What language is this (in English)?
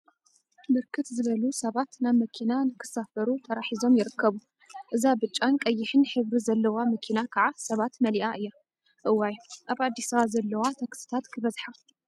Tigrinya